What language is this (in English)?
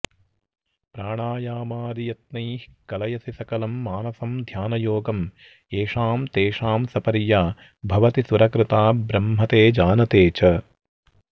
Sanskrit